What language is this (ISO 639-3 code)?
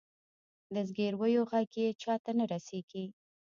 pus